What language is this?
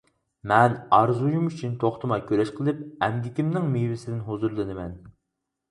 Uyghur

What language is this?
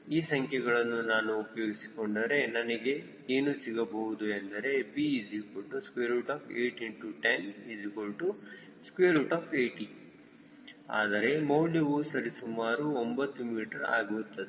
Kannada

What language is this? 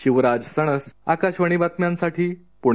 Marathi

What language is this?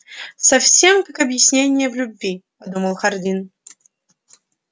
Russian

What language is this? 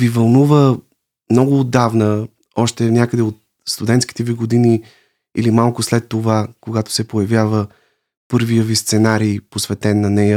Bulgarian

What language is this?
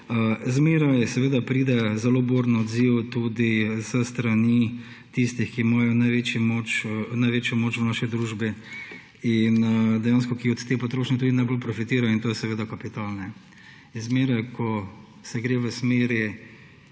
Slovenian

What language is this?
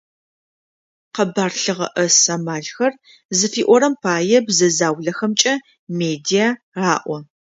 Adyghe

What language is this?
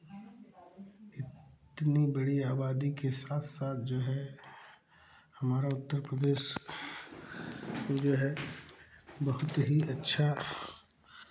Hindi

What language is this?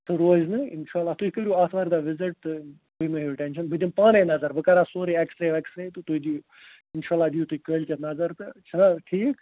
Kashmiri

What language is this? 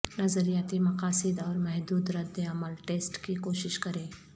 Urdu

